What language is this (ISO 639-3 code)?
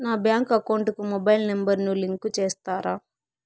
tel